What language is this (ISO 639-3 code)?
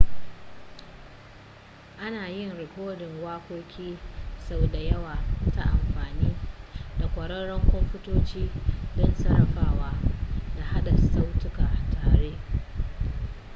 hau